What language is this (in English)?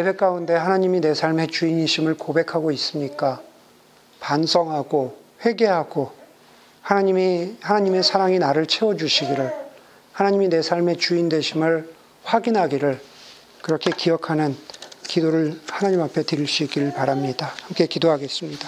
Korean